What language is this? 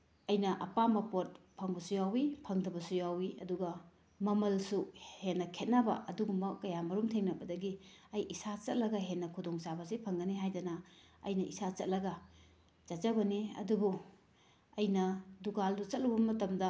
Manipuri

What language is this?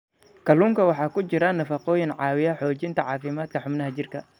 Somali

